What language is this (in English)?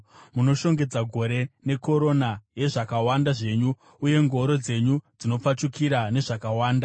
Shona